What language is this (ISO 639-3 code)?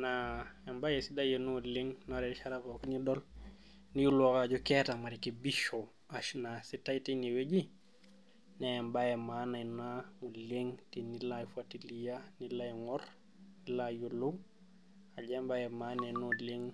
mas